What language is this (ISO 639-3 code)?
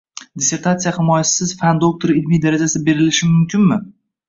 uzb